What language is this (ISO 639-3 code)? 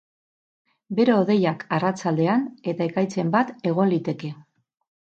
eus